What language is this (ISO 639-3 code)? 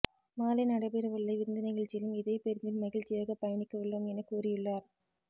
tam